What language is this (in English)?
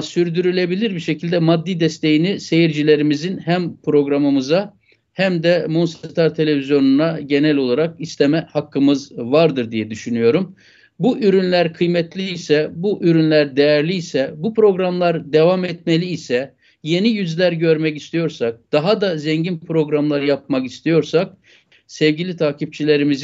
Turkish